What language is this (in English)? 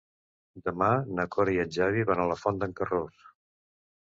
Catalan